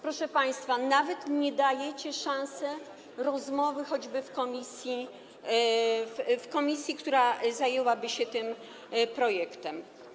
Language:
Polish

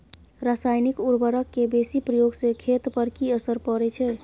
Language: Maithili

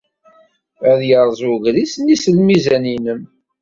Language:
Kabyle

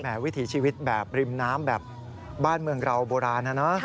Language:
Thai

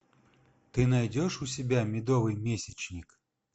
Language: Russian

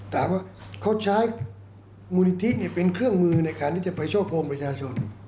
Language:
Thai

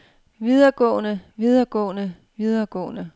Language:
Danish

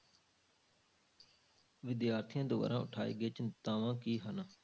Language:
Punjabi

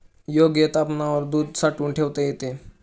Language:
Marathi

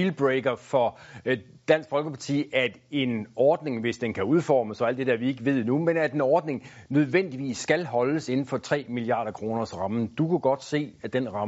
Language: Danish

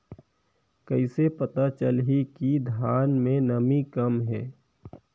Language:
Chhattisgarhi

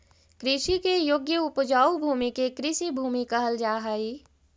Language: Magahi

